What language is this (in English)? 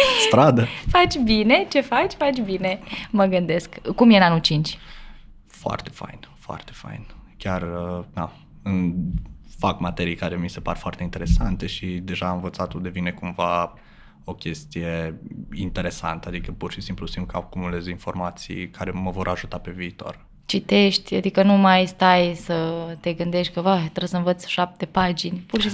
Romanian